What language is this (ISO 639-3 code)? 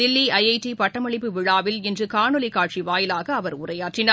tam